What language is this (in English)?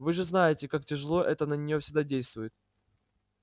Russian